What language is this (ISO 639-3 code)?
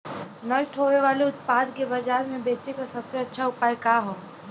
bho